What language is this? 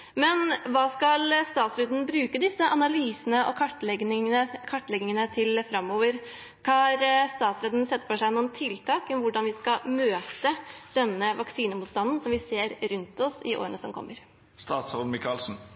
Norwegian Bokmål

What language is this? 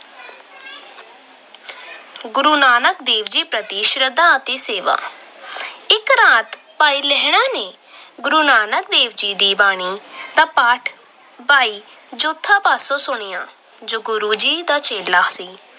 Punjabi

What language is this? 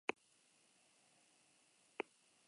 Basque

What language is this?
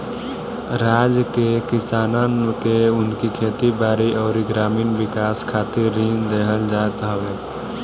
Bhojpuri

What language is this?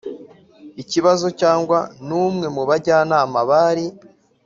Kinyarwanda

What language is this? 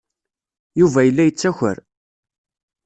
Kabyle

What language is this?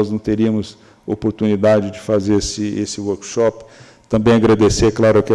Portuguese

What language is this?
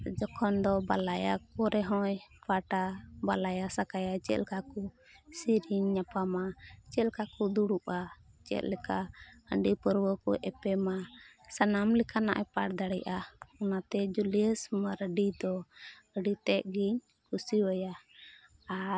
Santali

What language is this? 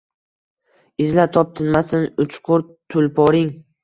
Uzbek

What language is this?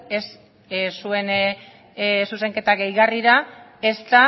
Basque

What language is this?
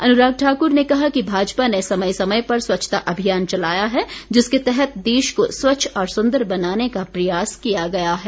Hindi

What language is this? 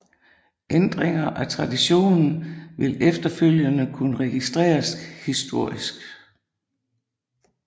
Danish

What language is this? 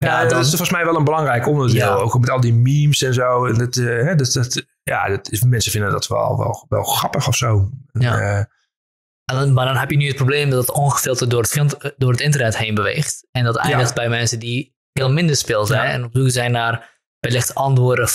Dutch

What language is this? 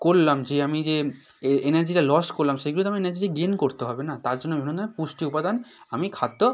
Bangla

